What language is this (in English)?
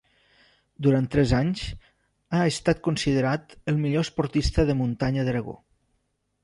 Catalan